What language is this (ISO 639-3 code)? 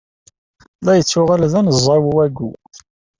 kab